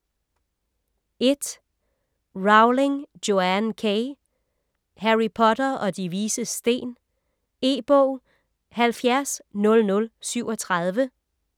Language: Danish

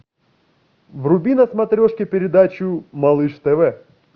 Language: Russian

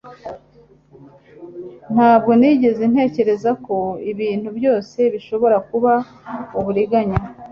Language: Kinyarwanda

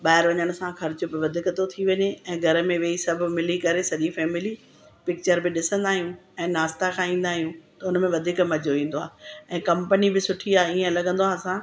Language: Sindhi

